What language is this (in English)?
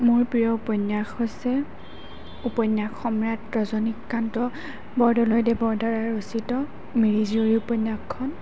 Assamese